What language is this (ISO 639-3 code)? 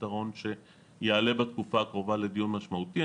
heb